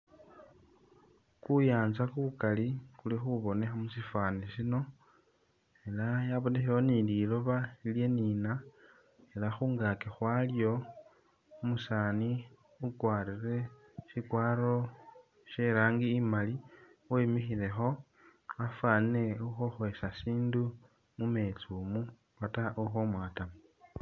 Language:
Masaaba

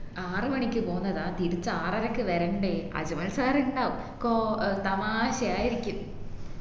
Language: Malayalam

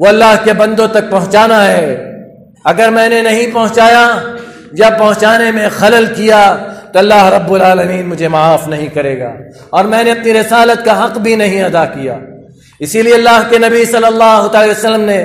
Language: Arabic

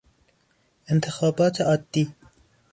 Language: Persian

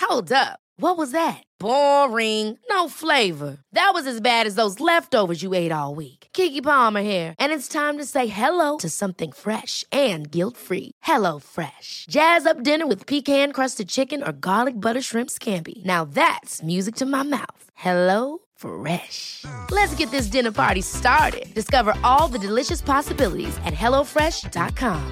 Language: Swedish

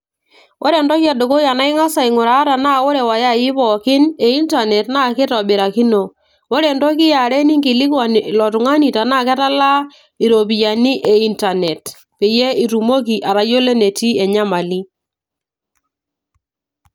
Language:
Masai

